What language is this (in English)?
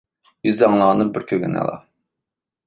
Uyghur